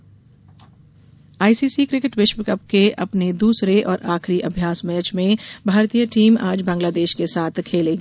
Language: Hindi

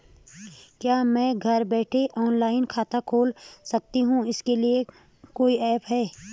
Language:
Hindi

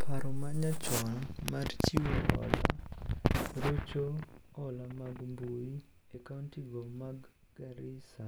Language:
Luo (Kenya and Tanzania)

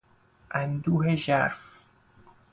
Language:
Persian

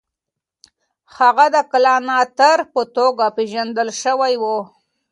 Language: Pashto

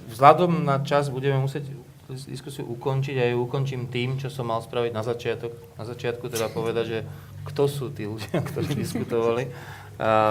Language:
Slovak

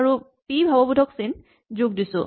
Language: Assamese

